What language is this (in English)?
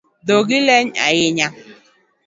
Luo (Kenya and Tanzania)